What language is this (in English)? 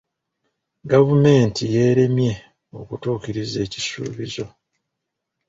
Ganda